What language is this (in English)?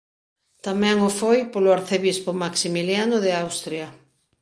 Galician